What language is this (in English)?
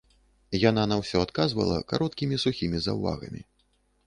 Belarusian